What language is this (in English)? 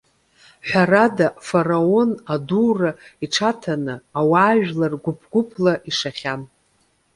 Abkhazian